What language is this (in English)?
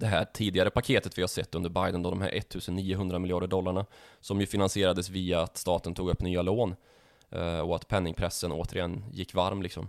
Swedish